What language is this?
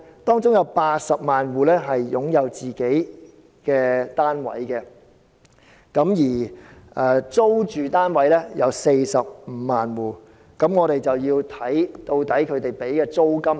Cantonese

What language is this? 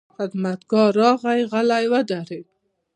Pashto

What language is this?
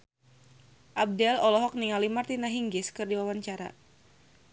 Sundanese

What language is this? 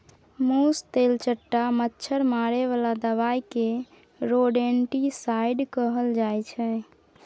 Maithili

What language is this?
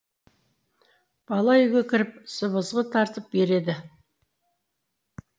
Kazakh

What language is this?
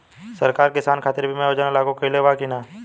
Bhojpuri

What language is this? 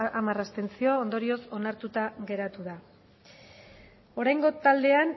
Basque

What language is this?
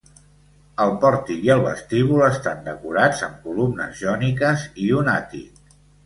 Catalan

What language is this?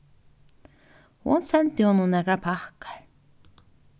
Faroese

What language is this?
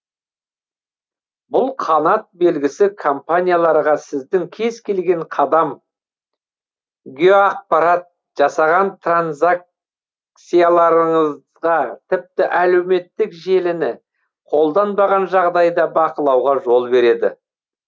Kazakh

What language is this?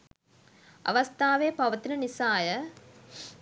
Sinhala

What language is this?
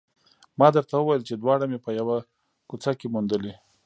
Pashto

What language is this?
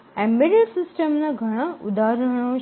Gujarati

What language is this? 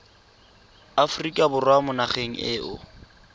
Tswana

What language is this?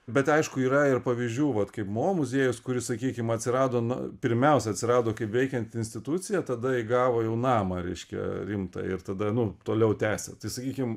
Lithuanian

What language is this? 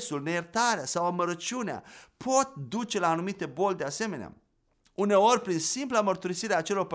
Romanian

